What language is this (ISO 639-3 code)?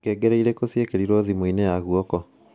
kik